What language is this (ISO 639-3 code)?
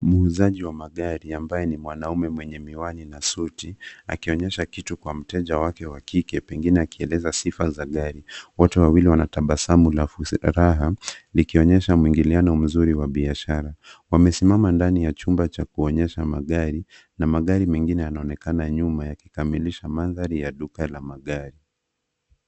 swa